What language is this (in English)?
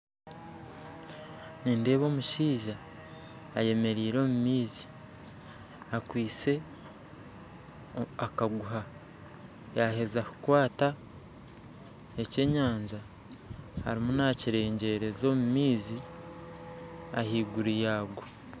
Nyankole